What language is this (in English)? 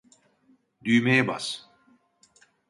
Turkish